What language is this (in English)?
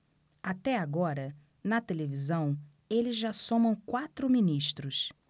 Portuguese